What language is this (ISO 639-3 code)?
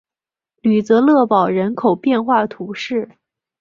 zho